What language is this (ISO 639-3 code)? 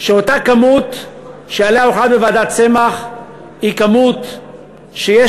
heb